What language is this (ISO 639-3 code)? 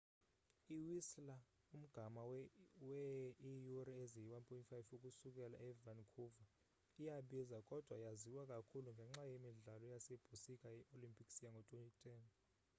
xho